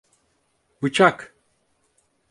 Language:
Turkish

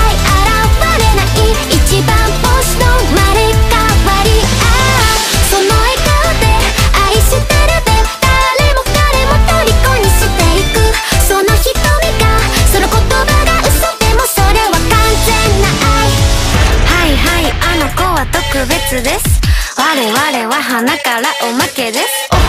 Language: Japanese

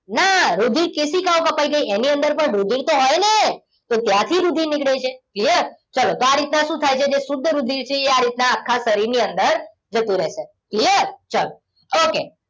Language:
Gujarati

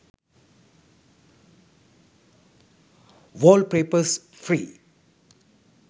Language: Sinhala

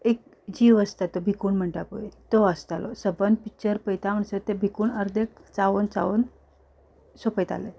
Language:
Konkani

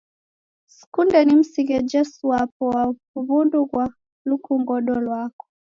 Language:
Taita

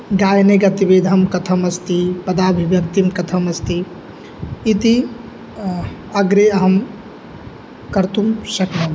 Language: Sanskrit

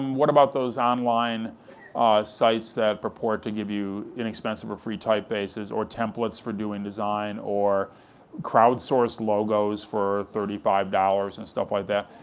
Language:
English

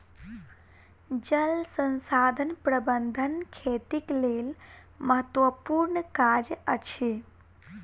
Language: Maithili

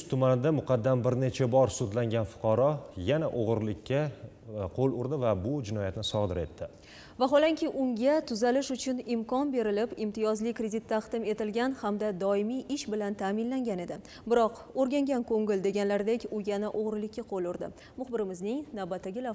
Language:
Turkish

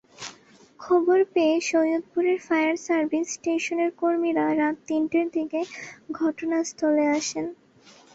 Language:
Bangla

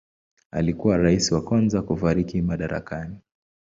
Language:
Swahili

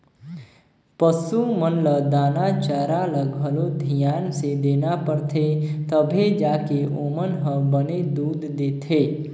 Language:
Chhattisgarhi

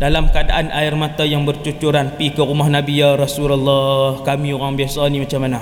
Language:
Malay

